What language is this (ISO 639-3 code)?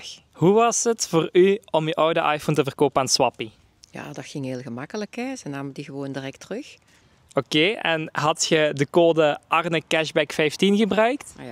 nld